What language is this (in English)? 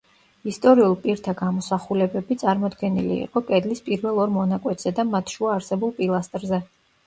Georgian